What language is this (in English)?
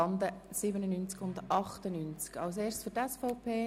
Swiss German